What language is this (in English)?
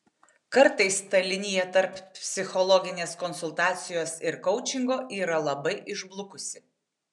Lithuanian